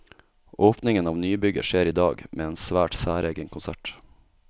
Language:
Norwegian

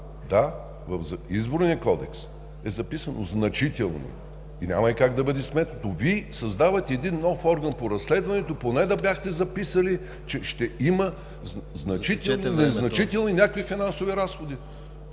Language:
Bulgarian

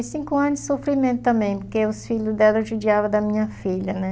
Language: Portuguese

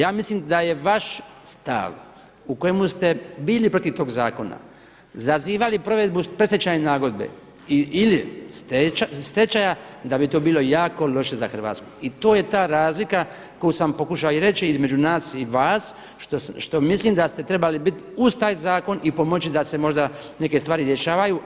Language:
Croatian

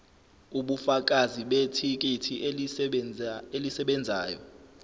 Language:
Zulu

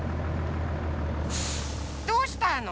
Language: Japanese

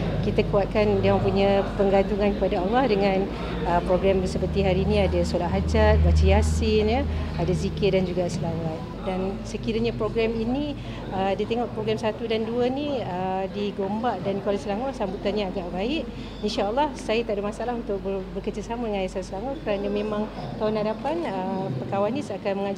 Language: Malay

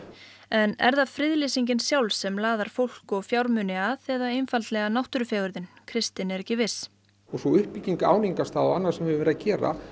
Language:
Icelandic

